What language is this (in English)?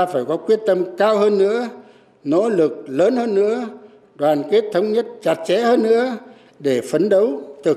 Vietnamese